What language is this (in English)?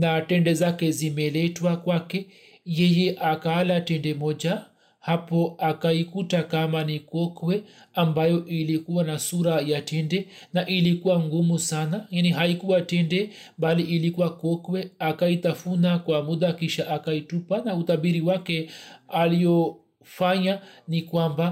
Swahili